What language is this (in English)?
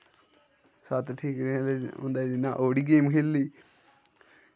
Dogri